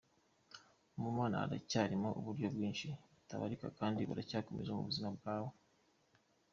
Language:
Kinyarwanda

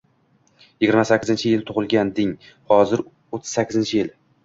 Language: Uzbek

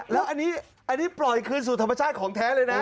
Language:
Thai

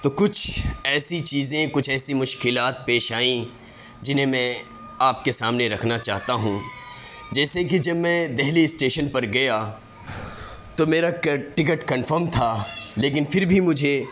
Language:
Urdu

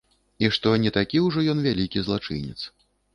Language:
Belarusian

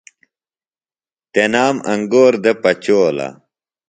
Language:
Phalura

